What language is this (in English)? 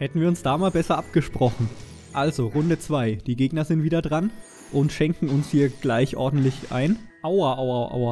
German